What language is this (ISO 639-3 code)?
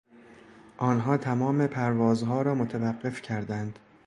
fas